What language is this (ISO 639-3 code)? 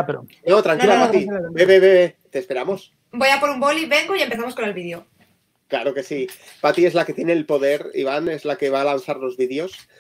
spa